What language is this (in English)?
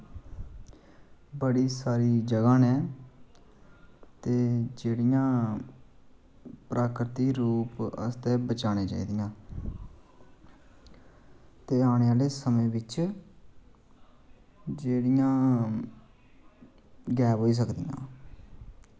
Dogri